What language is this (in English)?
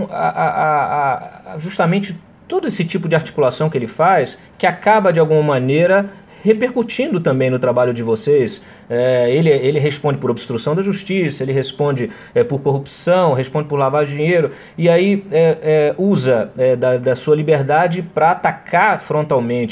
Portuguese